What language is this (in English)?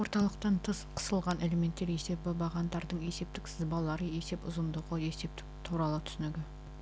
Kazakh